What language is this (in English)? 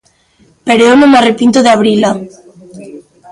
Galician